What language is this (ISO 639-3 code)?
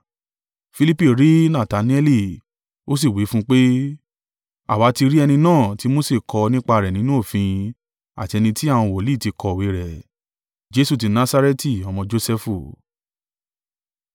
yor